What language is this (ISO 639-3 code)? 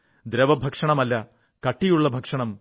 mal